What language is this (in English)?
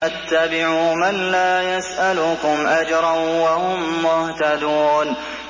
Arabic